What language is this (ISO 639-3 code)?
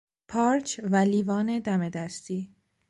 fas